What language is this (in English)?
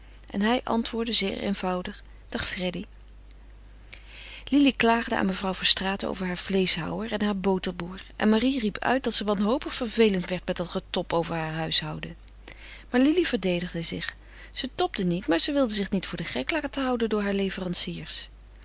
Dutch